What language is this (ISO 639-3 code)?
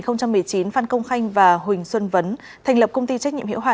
vie